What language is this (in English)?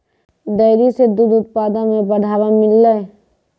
Maithili